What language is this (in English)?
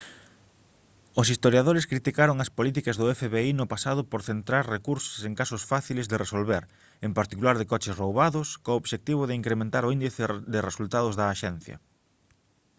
Galician